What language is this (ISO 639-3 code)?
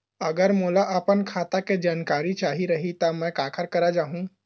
hne